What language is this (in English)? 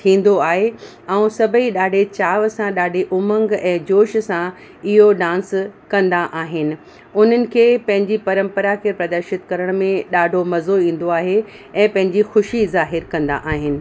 Sindhi